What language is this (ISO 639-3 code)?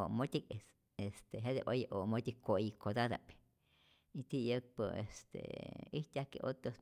zor